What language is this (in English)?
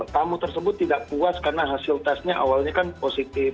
Indonesian